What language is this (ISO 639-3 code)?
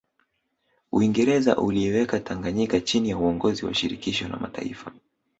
swa